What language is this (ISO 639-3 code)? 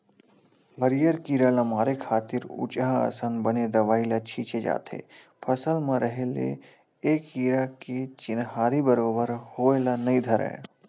hne